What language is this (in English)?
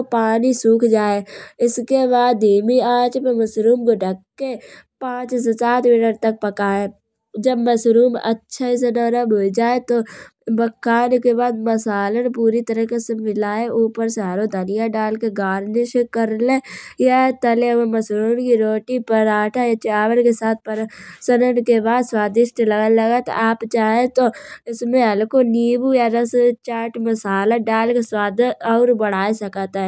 Kanauji